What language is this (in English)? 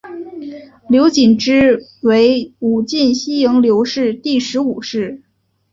Chinese